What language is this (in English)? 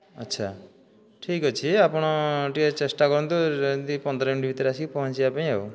Odia